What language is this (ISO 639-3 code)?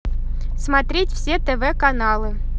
rus